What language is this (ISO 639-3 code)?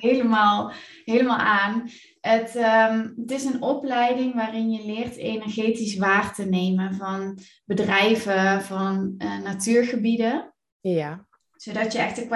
nld